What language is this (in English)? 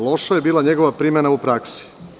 Serbian